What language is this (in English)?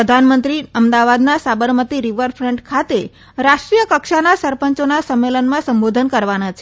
Gujarati